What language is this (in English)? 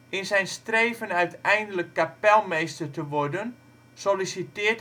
Dutch